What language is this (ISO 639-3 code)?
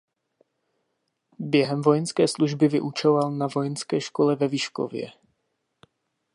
ces